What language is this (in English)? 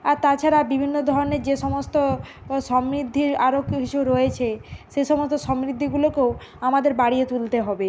Bangla